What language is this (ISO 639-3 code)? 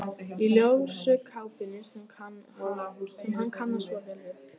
isl